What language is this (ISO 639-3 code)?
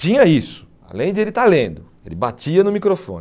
por